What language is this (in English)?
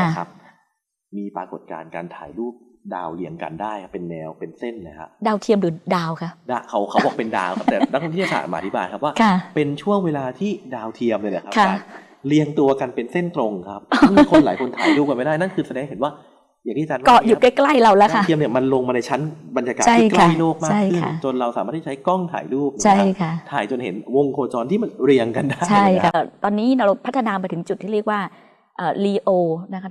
Thai